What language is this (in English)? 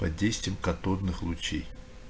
Russian